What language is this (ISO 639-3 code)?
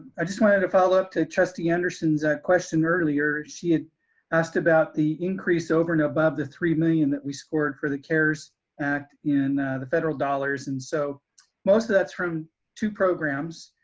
eng